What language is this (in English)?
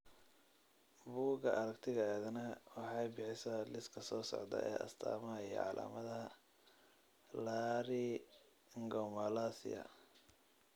Somali